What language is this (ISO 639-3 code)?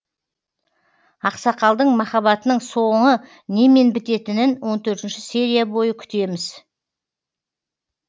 kaz